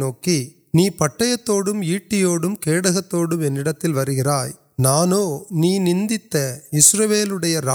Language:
Urdu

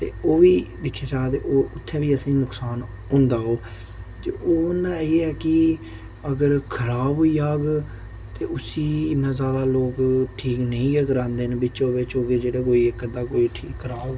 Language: Dogri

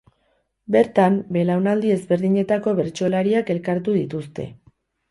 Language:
Basque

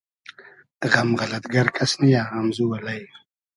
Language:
Hazaragi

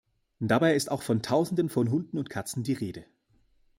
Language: German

